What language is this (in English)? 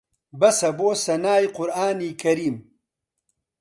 Central Kurdish